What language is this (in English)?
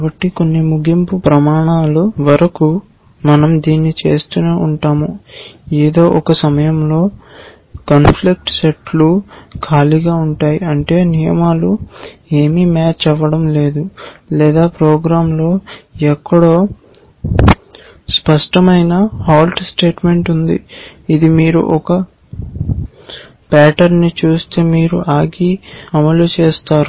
Telugu